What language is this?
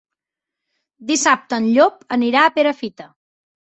Catalan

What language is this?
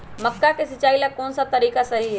Magahi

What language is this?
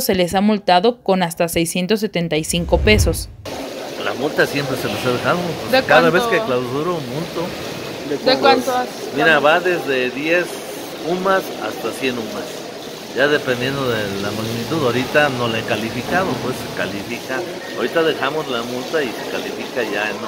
Spanish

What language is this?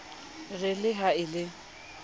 Southern Sotho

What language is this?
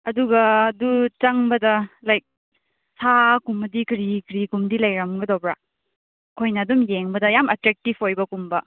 Manipuri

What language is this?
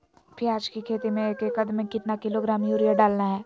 Magahi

